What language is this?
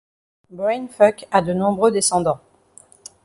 French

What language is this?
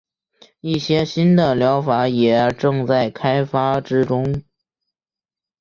Chinese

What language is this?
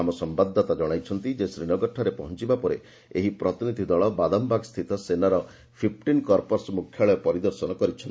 Odia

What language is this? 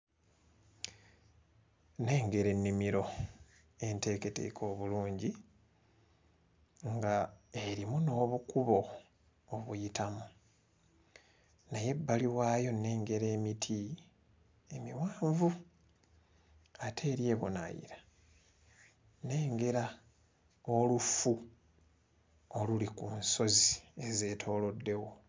Ganda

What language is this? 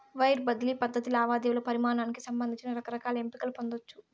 Telugu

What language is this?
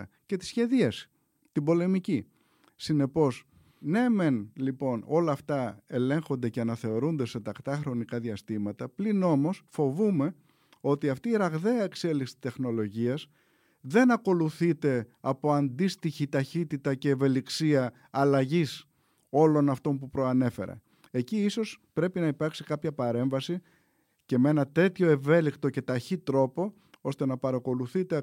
Greek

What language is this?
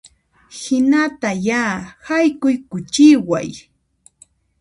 Puno Quechua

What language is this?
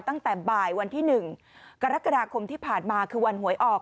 Thai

